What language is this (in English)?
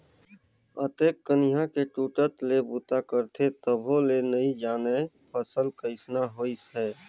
Chhattisgarhi